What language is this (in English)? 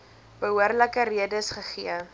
Afrikaans